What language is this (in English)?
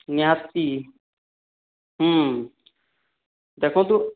Odia